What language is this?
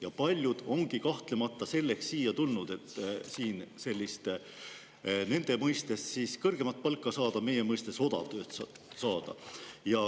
Estonian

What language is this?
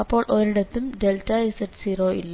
Malayalam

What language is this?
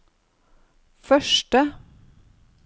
Norwegian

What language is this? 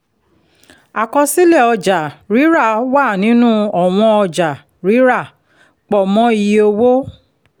Yoruba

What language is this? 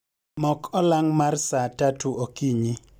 Luo (Kenya and Tanzania)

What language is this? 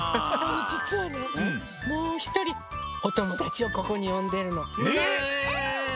Japanese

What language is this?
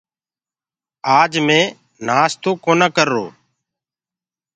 Gurgula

